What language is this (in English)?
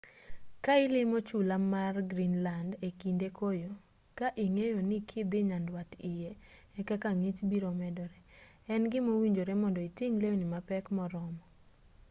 Luo (Kenya and Tanzania)